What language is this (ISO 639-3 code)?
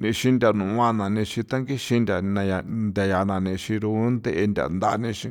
pow